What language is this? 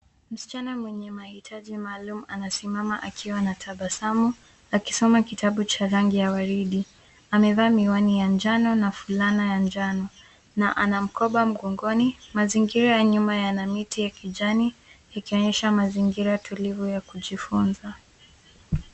Swahili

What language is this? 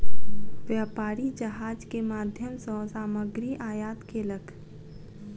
Maithili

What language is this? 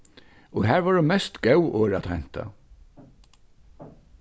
Faroese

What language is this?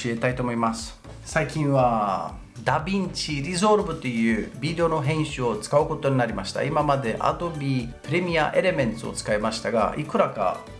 Japanese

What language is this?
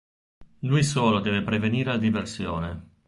Italian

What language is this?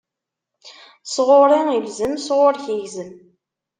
Kabyle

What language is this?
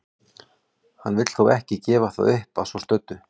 Icelandic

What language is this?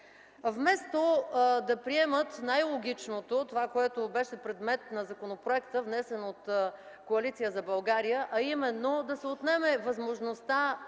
Bulgarian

